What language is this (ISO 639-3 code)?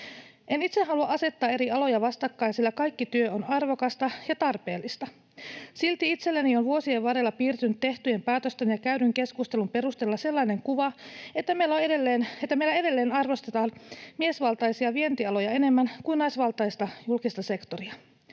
fin